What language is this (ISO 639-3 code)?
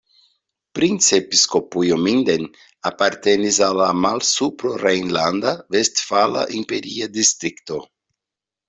epo